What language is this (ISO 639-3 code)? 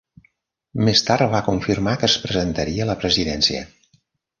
cat